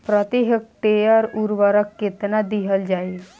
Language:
Bhojpuri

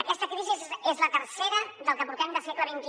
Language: Catalan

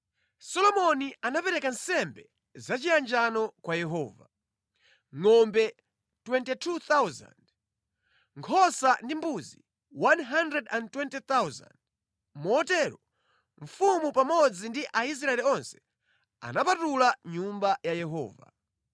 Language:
Nyanja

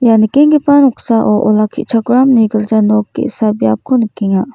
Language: Garo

